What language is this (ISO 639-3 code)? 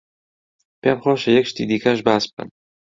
ckb